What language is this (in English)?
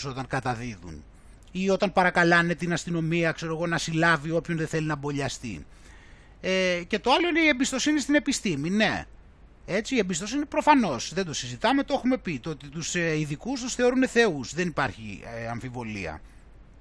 Greek